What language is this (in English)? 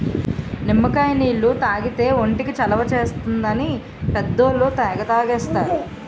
Telugu